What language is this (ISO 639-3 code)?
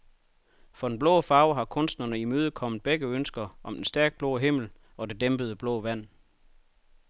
dan